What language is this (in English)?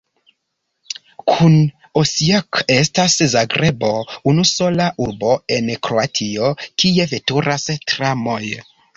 Esperanto